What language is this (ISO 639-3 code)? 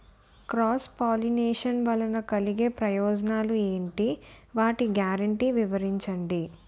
tel